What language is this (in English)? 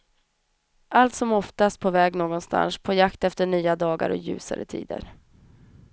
Swedish